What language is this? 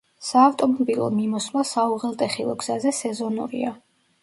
Georgian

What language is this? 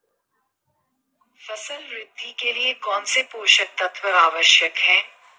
Hindi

